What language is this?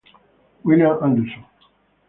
Italian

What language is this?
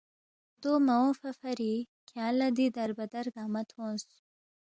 Balti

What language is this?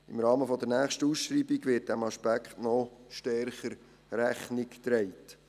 Swiss German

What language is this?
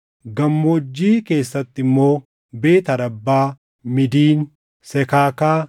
Oromo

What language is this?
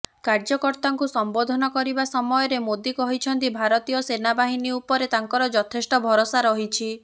Odia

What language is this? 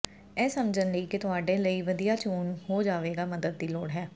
Punjabi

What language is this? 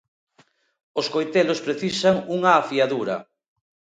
Galician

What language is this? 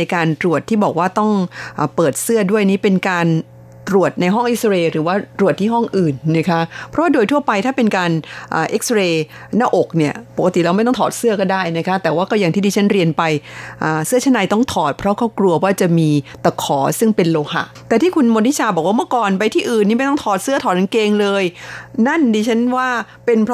Thai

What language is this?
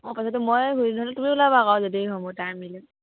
Assamese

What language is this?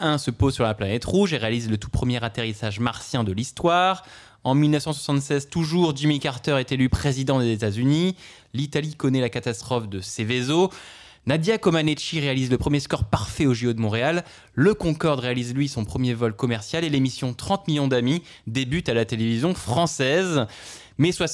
French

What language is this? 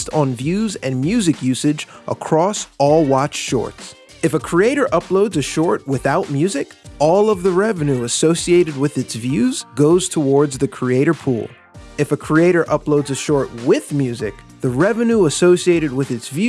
English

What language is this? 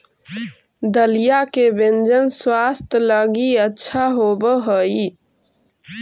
Magahi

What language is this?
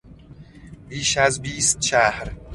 Persian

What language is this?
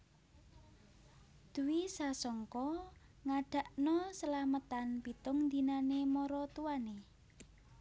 Javanese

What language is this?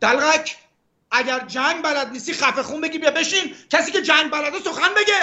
Persian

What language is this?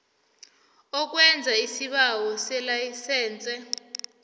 South Ndebele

